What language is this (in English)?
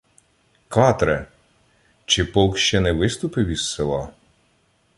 Ukrainian